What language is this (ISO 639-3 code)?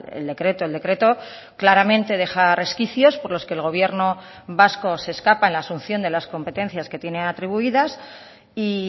spa